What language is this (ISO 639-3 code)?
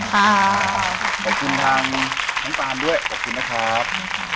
tha